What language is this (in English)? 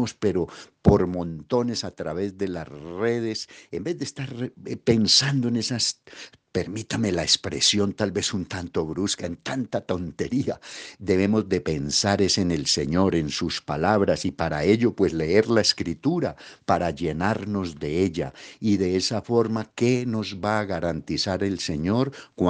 Spanish